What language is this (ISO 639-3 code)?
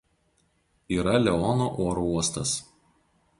lit